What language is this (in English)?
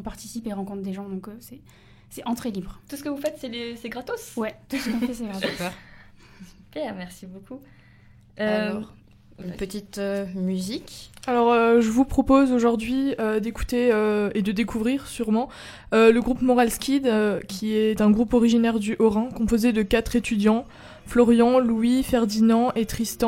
French